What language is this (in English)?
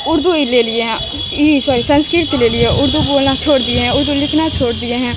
Urdu